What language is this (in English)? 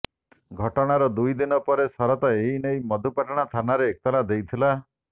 Odia